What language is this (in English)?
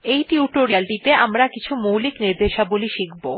Bangla